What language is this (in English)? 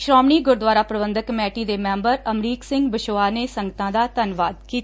Punjabi